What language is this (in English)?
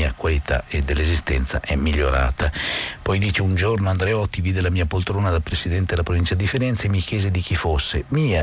Italian